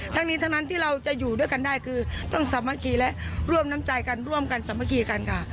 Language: Thai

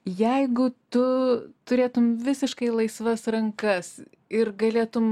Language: Lithuanian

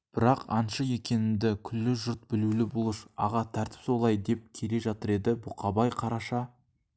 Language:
Kazakh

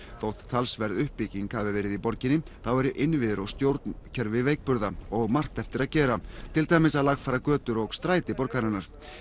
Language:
Icelandic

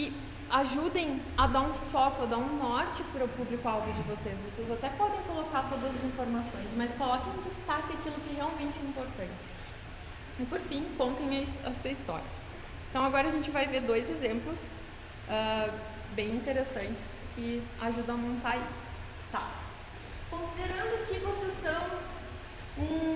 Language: Portuguese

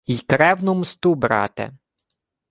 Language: Ukrainian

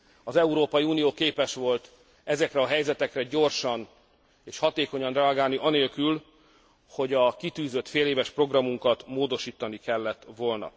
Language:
Hungarian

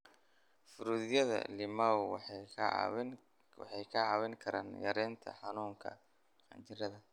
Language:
Somali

